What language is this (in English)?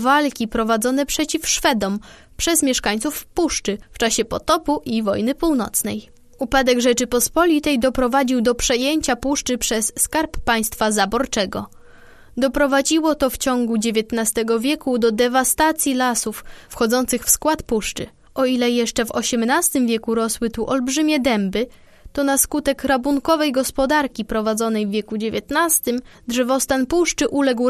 Polish